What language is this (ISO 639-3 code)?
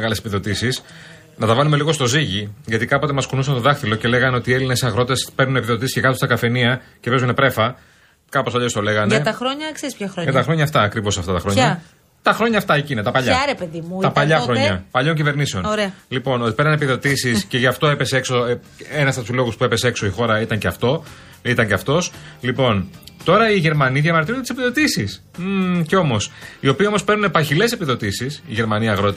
ell